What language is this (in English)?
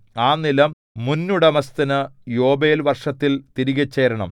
Malayalam